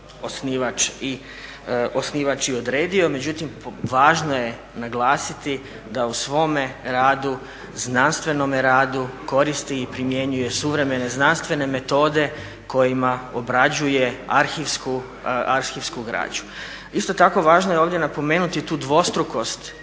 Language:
Croatian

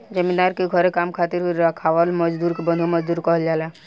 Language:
Bhojpuri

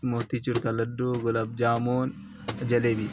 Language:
Urdu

